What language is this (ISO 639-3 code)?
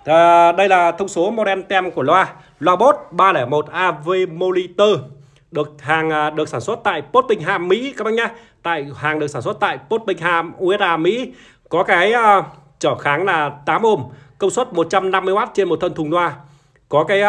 vie